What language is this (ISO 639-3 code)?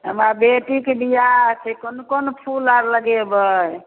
mai